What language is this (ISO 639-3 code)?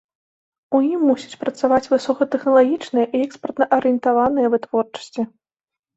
bel